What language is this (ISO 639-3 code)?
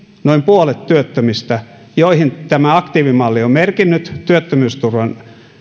fin